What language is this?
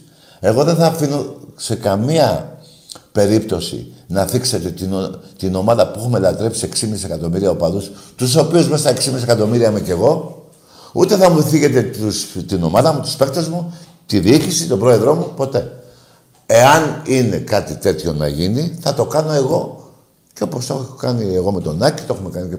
Greek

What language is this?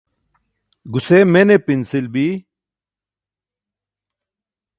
Burushaski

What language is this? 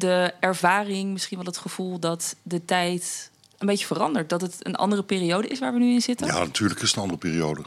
Dutch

